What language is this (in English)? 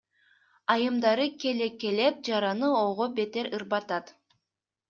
Kyrgyz